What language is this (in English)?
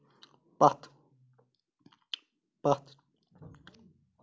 Kashmiri